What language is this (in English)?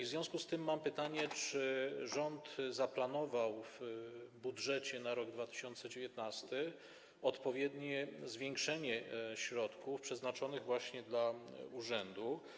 Polish